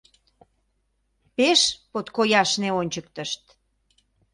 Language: Mari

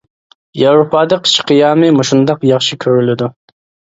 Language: Uyghur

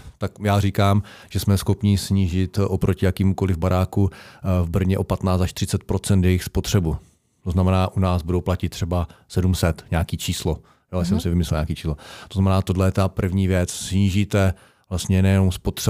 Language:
Czech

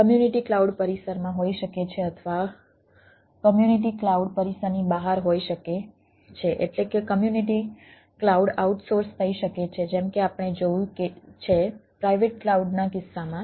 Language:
Gujarati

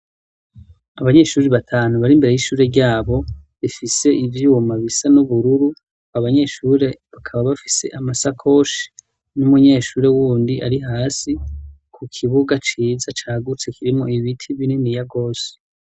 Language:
Rundi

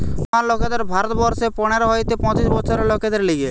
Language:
Bangla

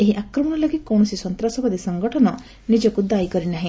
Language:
Odia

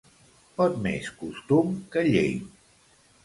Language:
Catalan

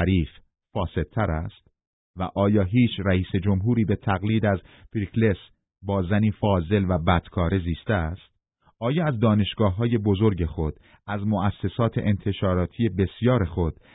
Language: Persian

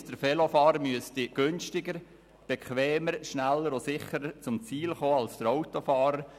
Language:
Swiss German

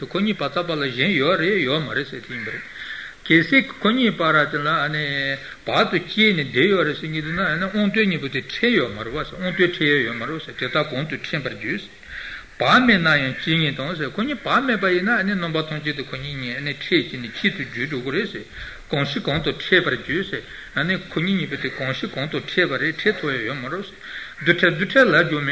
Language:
Italian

